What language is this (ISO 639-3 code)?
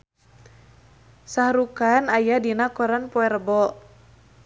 sun